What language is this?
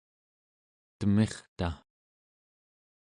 Central Yupik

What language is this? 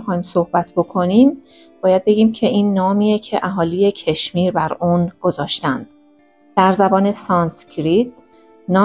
Persian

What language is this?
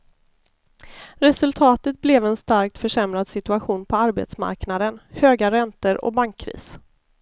Swedish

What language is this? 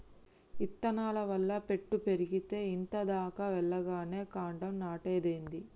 Telugu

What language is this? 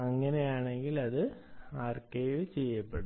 Malayalam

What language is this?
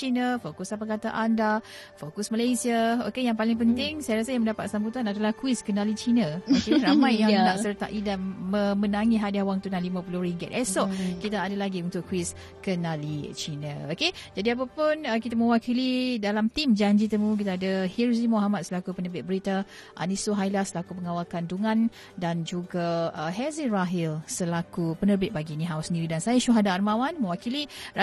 Malay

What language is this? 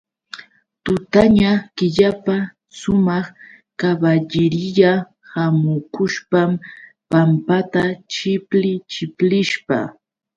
Yauyos Quechua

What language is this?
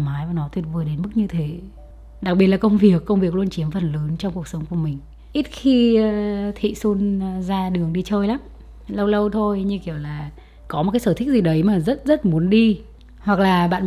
Vietnamese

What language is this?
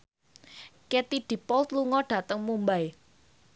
Javanese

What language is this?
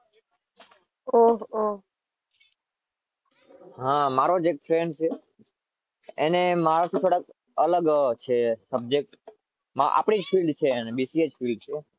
Gujarati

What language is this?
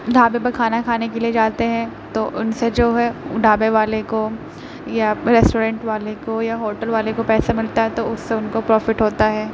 Urdu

